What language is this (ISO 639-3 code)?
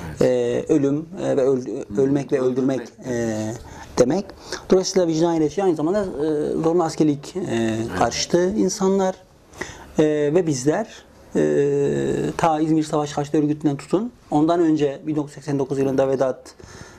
tur